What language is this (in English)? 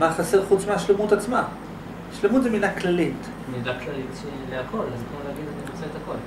Hebrew